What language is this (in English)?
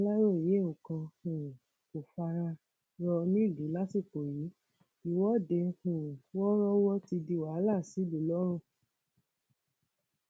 Yoruba